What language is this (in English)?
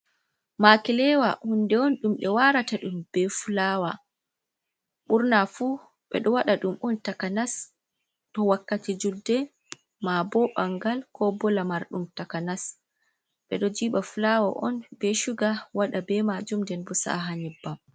Fula